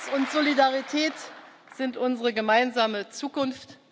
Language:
German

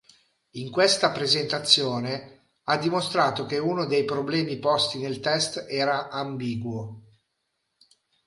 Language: Italian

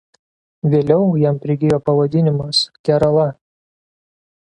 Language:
Lithuanian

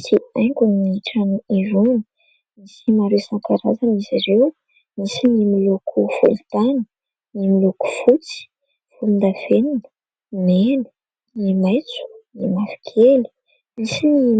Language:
Malagasy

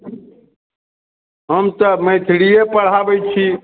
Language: Maithili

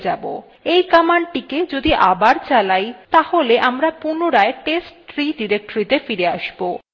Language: Bangla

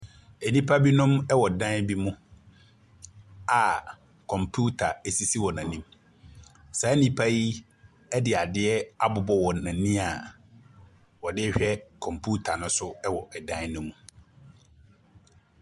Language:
Akan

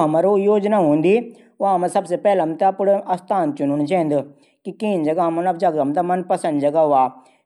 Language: Garhwali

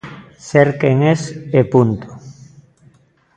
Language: Galician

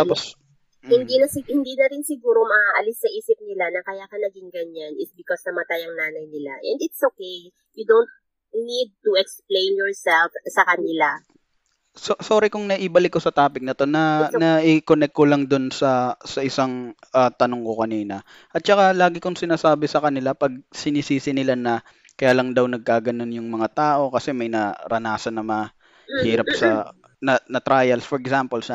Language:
Filipino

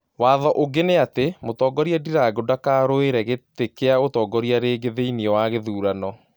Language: Kikuyu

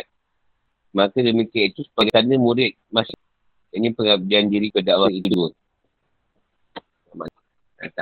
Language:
Malay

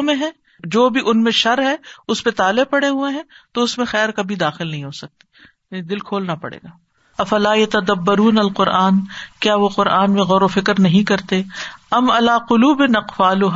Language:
Urdu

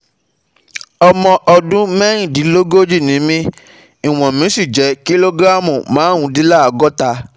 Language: Yoruba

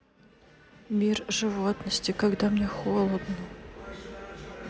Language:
Russian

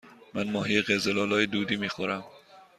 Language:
Persian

